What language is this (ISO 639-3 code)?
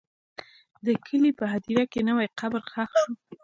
pus